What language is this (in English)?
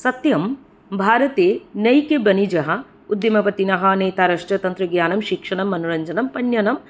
Sanskrit